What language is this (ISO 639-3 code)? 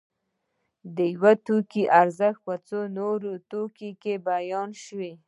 pus